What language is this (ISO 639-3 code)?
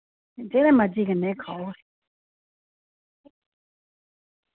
doi